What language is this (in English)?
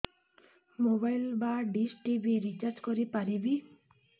Odia